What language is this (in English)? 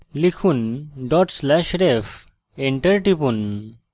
Bangla